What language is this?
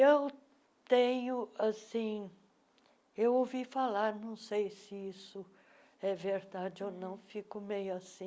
Portuguese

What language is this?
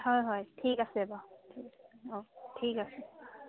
Assamese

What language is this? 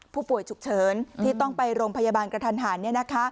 Thai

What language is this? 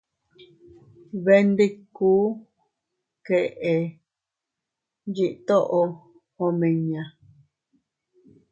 Teutila Cuicatec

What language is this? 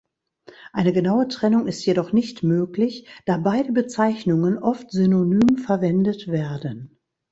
German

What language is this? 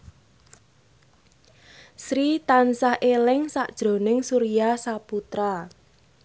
Javanese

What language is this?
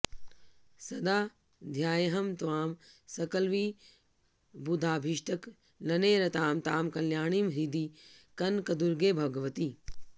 Sanskrit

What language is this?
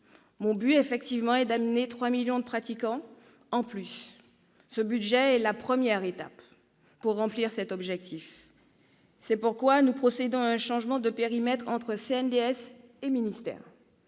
French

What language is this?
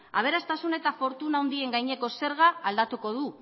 Basque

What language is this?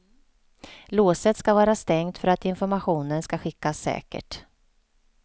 Swedish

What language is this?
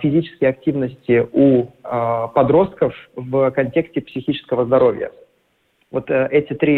Russian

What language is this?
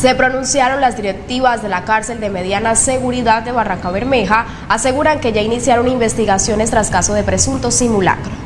Spanish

